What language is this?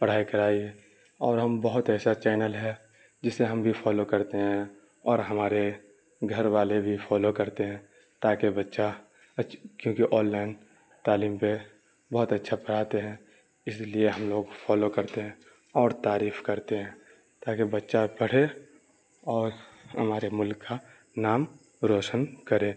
Urdu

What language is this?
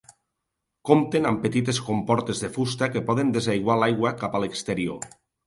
Catalan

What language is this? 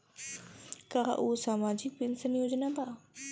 Bhojpuri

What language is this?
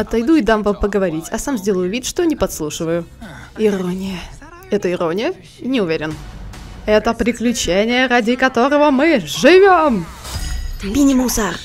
Russian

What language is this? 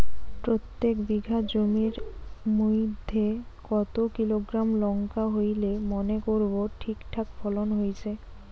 Bangla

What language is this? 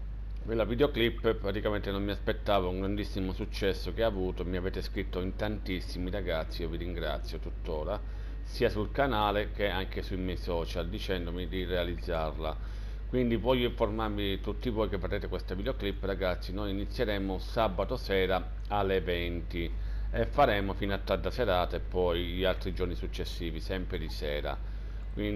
Italian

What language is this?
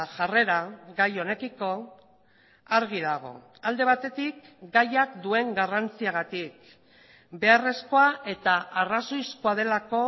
Basque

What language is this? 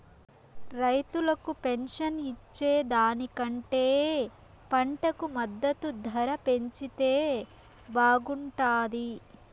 Telugu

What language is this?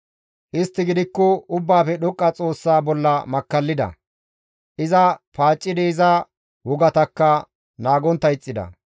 Gamo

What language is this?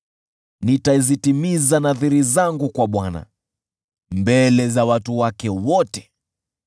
Swahili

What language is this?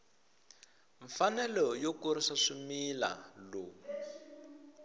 Tsonga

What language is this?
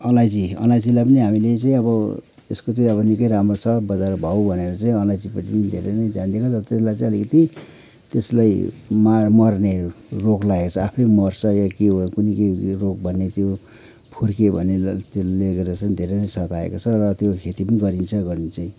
Nepali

